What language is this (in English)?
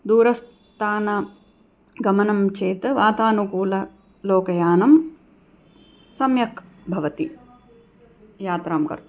Sanskrit